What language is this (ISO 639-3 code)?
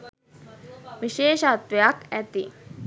sin